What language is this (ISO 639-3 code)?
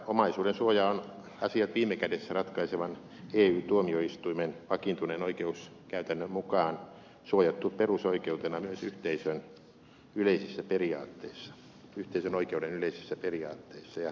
fin